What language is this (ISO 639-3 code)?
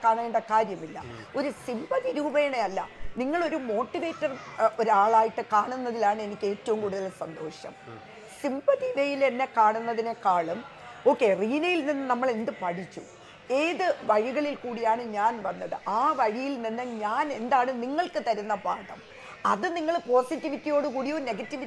mal